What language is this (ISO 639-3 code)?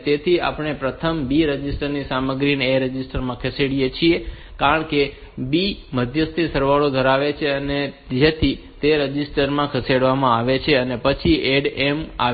guj